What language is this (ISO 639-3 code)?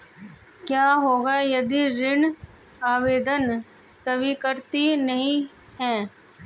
hin